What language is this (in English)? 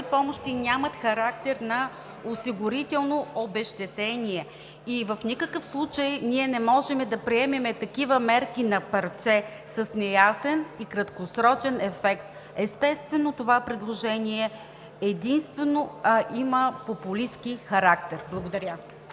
Bulgarian